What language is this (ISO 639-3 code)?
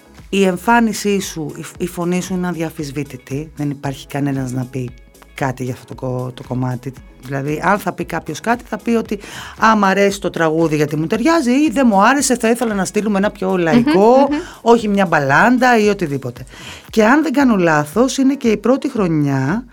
ell